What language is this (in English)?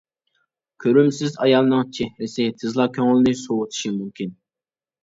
Uyghur